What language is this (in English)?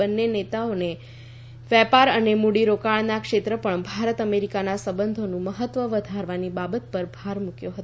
Gujarati